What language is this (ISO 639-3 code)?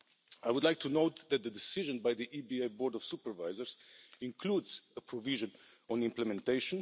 eng